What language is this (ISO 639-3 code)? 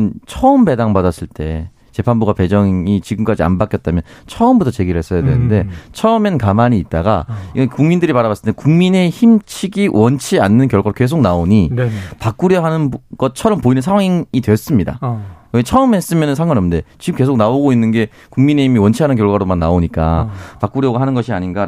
kor